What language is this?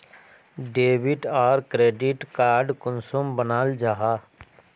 Magahi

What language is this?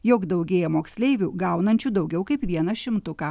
Lithuanian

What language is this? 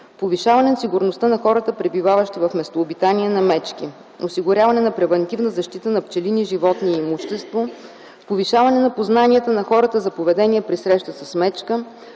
Bulgarian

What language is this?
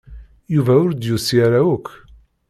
Kabyle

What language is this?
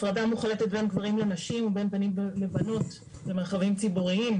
Hebrew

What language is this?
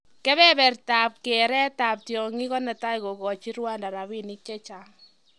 Kalenjin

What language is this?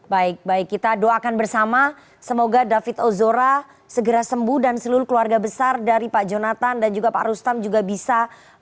Indonesian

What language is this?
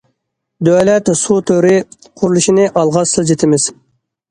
Uyghur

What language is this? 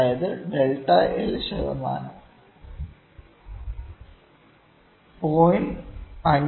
Malayalam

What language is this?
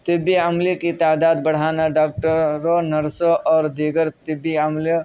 Urdu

